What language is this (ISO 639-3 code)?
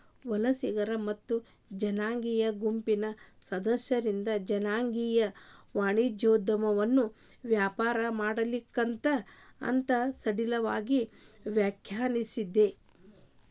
kan